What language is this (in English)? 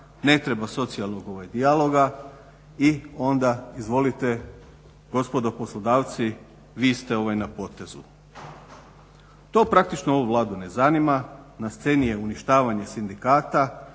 Croatian